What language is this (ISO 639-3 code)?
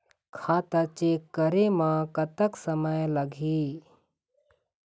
hne